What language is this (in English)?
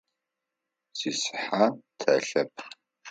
Adyghe